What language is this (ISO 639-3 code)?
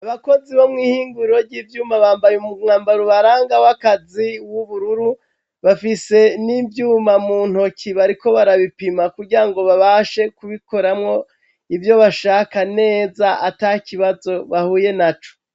run